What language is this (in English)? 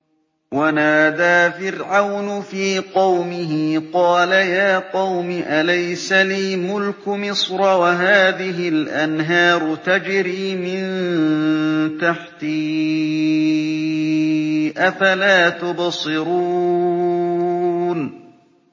Arabic